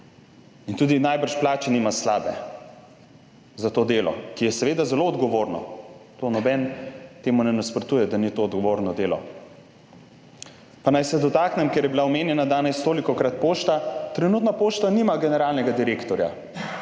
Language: Slovenian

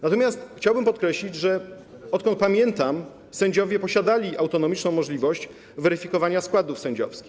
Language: Polish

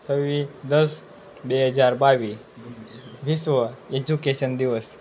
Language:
Gujarati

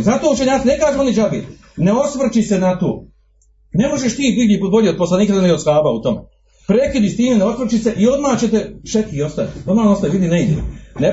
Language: Croatian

